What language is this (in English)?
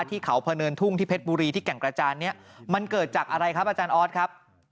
Thai